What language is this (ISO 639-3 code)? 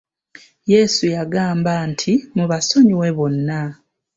lug